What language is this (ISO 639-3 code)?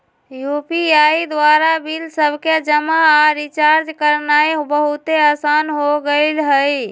mag